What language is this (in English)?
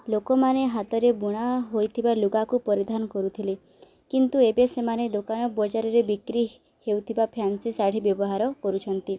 Odia